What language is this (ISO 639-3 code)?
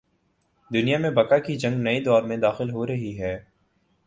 urd